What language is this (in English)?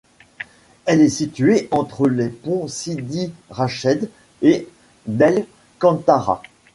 French